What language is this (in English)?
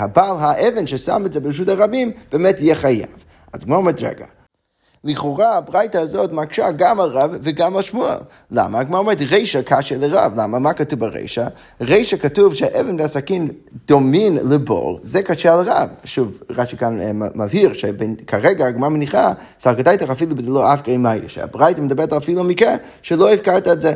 Hebrew